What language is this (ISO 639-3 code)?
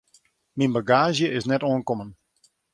fry